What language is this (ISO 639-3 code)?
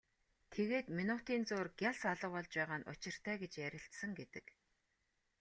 mon